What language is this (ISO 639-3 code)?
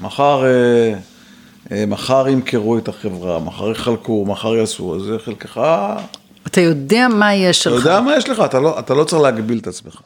heb